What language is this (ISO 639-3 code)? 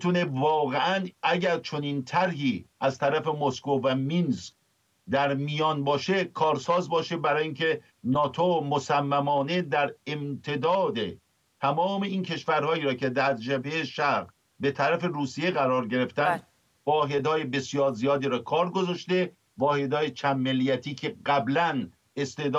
fas